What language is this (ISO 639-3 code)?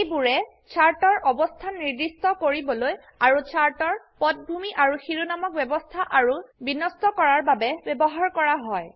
asm